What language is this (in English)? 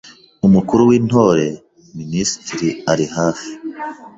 Kinyarwanda